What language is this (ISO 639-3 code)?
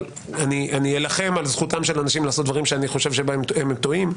heb